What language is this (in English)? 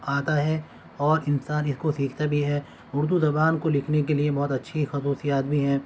Urdu